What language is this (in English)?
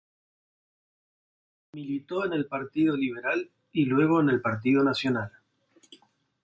Spanish